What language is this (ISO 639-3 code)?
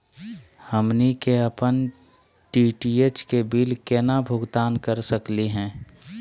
mag